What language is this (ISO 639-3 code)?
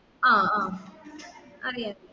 mal